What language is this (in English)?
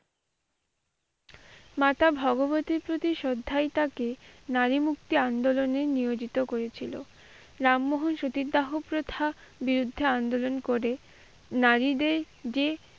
Bangla